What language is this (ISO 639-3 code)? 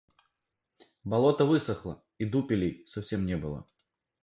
rus